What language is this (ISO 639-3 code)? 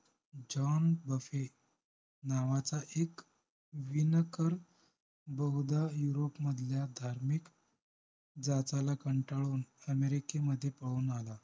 mar